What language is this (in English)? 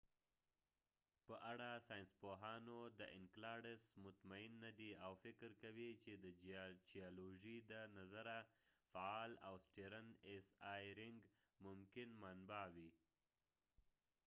Pashto